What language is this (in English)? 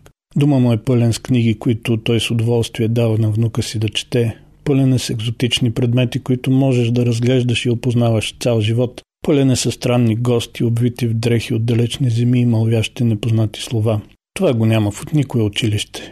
Bulgarian